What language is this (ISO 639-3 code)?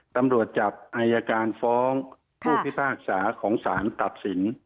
tha